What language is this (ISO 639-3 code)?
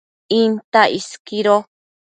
mcf